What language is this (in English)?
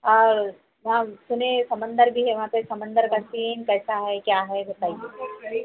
Urdu